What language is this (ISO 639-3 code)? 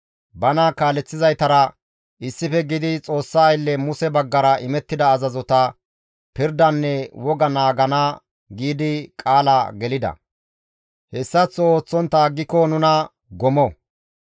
gmv